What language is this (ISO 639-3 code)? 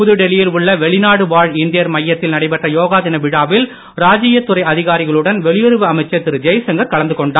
tam